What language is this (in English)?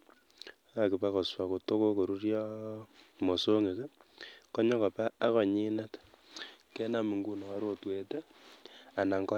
Kalenjin